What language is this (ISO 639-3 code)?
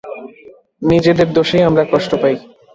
ben